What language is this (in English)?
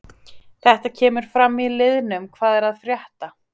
Icelandic